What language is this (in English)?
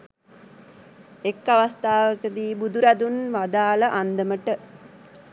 Sinhala